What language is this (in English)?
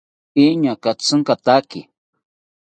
South Ucayali Ashéninka